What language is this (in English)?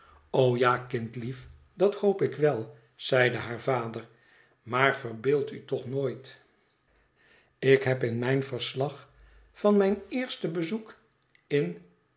Dutch